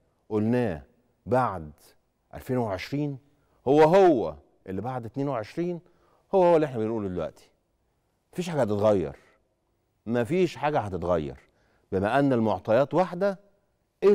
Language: Arabic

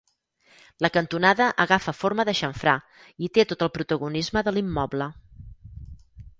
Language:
Catalan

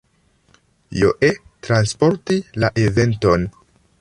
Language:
Esperanto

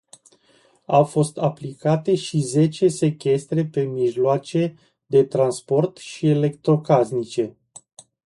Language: Romanian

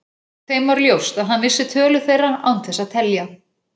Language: Icelandic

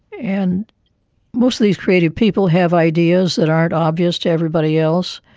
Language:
English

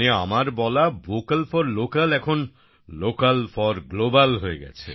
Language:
Bangla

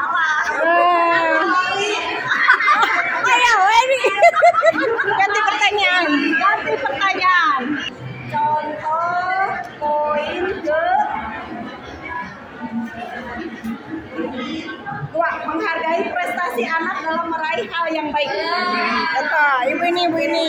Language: Indonesian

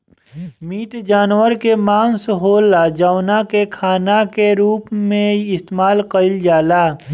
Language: Bhojpuri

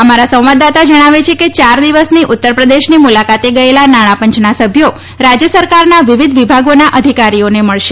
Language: Gujarati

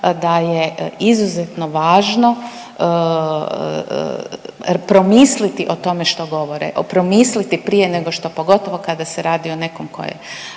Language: Croatian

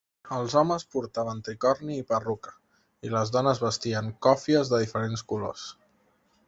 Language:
Catalan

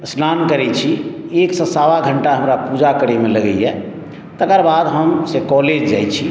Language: Maithili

